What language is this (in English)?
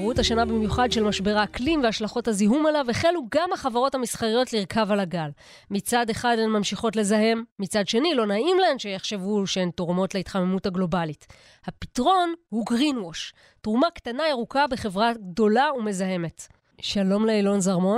Hebrew